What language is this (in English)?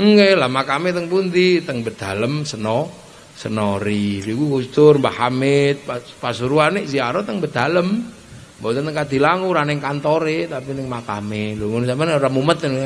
Indonesian